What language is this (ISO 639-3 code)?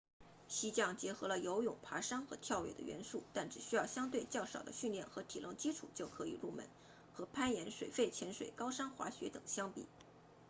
zho